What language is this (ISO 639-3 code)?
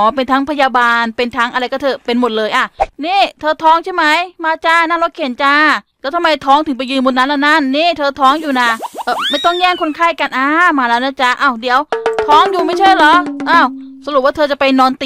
tha